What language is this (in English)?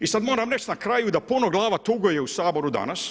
Croatian